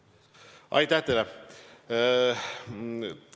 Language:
Estonian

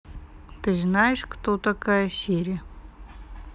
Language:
Russian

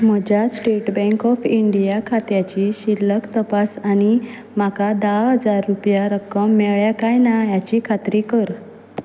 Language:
Konkani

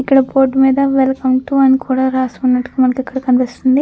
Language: Telugu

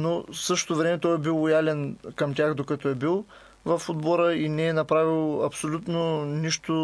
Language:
Bulgarian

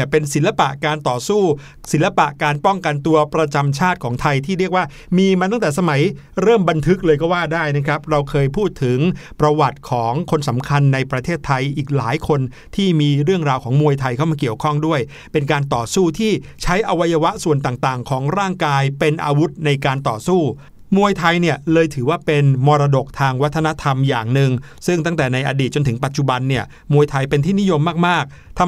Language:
Thai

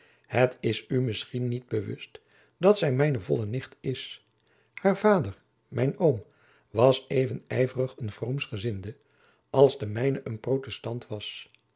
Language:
Dutch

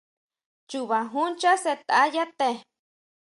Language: Huautla Mazatec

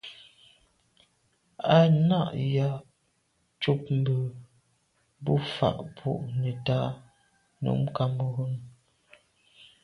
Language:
Medumba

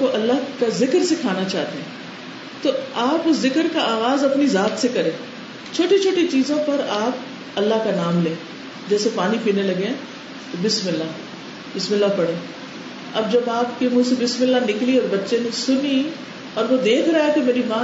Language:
Urdu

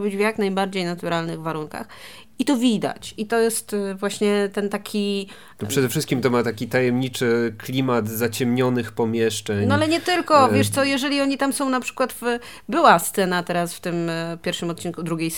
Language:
Polish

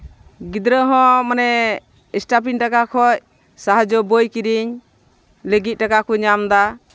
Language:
Santali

